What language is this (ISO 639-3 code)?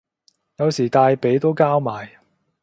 yue